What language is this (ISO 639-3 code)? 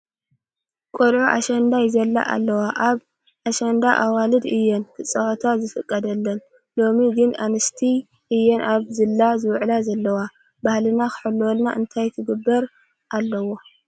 tir